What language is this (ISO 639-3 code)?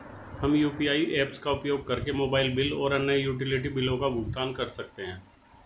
hin